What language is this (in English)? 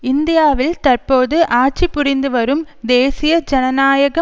Tamil